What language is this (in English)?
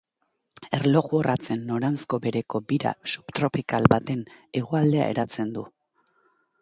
Basque